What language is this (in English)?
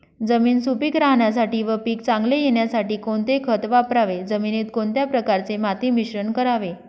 Marathi